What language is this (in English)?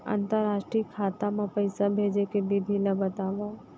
Chhattisgarhi